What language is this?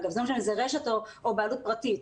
Hebrew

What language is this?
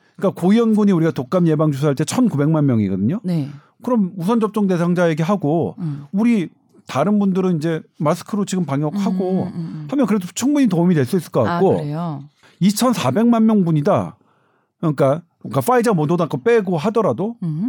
Korean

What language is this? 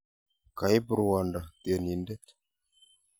Kalenjin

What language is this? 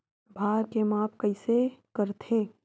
Chhattisgarhi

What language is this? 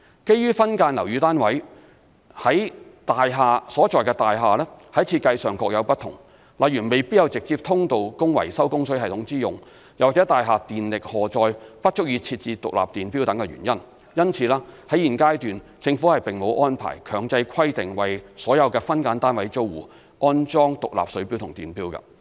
Cantonese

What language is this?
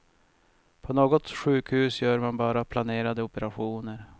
Swedish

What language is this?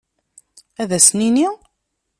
Kabyle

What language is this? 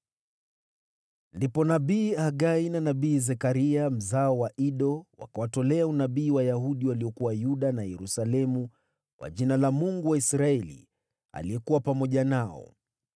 Swahili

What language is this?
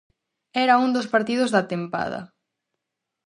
Galician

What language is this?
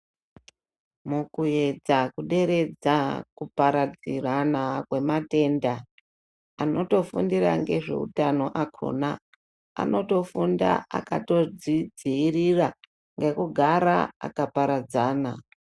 Ndau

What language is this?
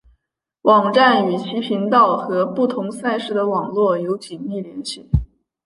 Chinese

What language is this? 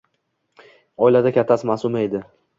Uzbek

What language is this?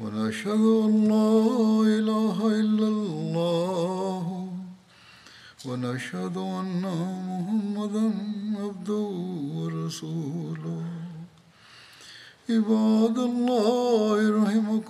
Bulgarian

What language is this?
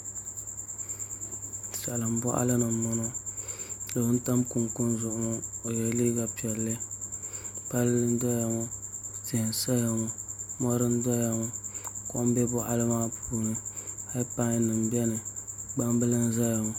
Dagbani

